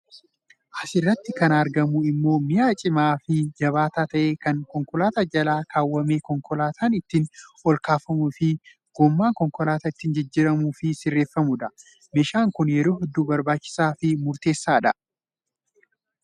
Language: Oromo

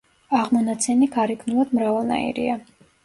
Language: Georgian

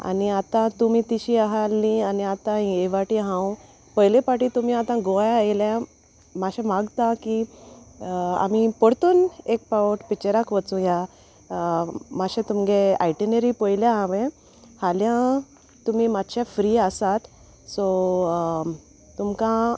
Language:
Konkani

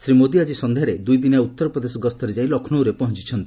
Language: Odia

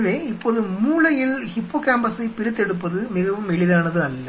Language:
Tamil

